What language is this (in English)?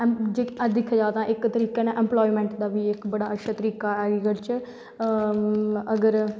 Dogri